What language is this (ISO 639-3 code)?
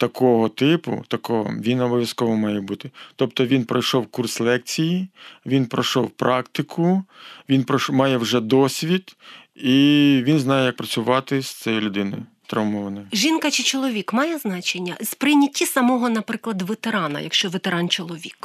ukr